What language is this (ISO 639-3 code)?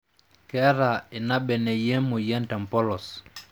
mas